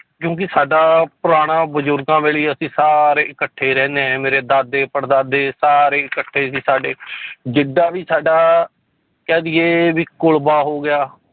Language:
Punjabi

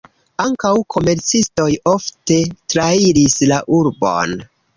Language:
Esperanto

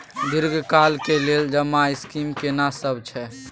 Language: Maithili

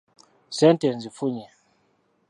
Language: Ganda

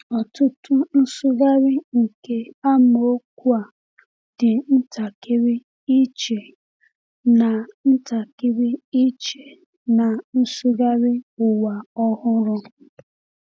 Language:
Igbo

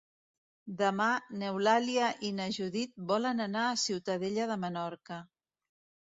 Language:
Catalan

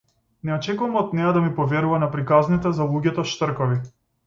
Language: Macedonian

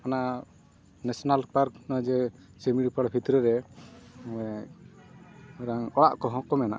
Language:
Santali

